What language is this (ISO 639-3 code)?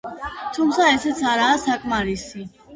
kat